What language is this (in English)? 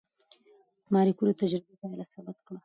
Pashto